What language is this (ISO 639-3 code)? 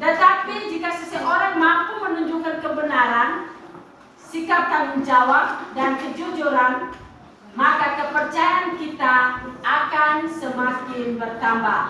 ind